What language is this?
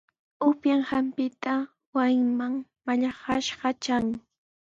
Sihuas Ancash Quechua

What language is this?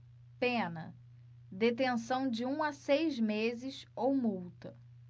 Portuguese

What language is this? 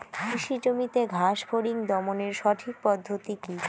Bangla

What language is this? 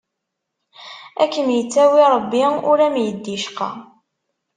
Kabyle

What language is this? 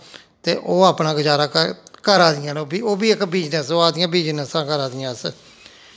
Dogri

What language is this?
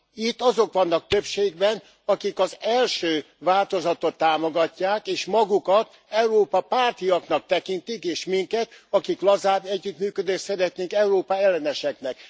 Hungarian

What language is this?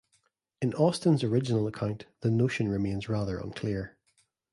English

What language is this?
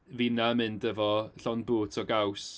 Welsh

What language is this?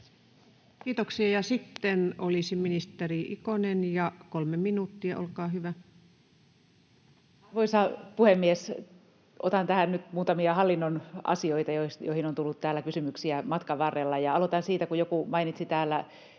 Finnish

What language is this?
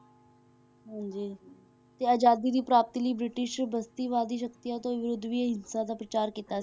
Punjabi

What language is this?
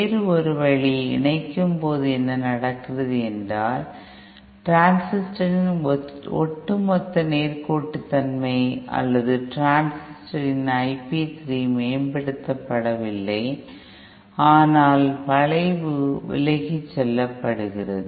Tamil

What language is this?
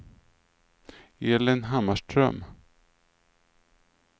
Swedish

